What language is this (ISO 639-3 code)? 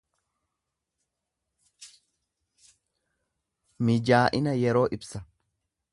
orm